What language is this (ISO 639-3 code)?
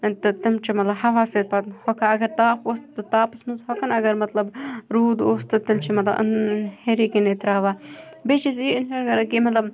kas